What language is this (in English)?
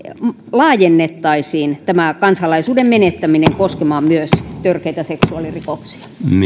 Finnish